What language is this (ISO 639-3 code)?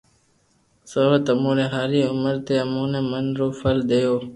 lrk